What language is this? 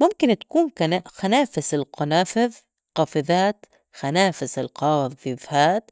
North Levantine Arabic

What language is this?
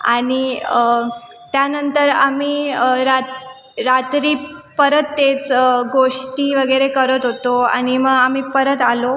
Marathi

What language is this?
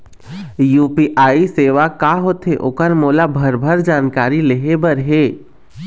Chhattisgarhi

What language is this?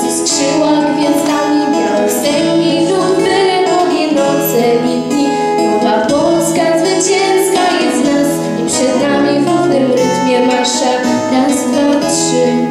Polish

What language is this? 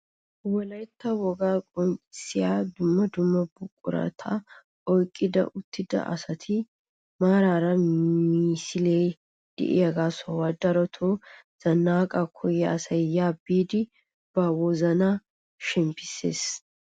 Wolaytta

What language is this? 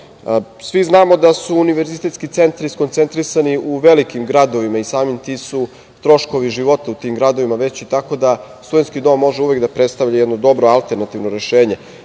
Serbian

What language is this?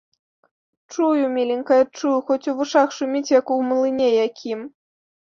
Belarusian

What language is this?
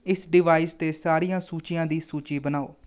Punjabi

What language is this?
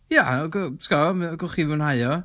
Welsh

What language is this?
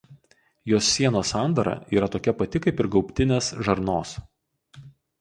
Lithuanian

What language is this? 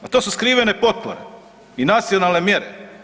Croatian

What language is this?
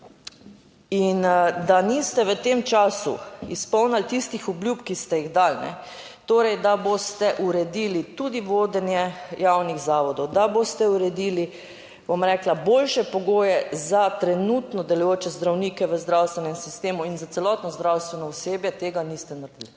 Slovenian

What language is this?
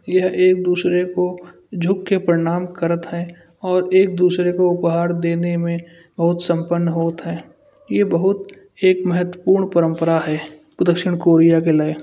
Kanauji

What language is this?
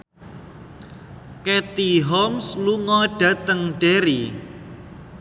Javanese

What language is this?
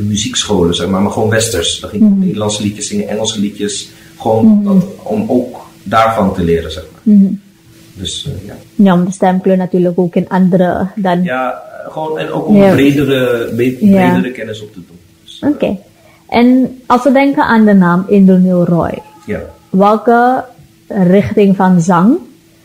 Dutch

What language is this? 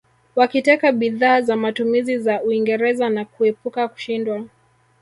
Swahili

